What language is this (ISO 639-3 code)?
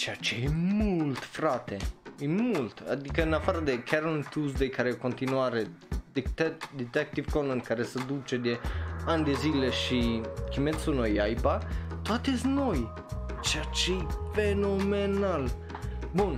ron